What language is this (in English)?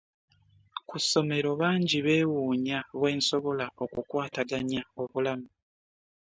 Ganda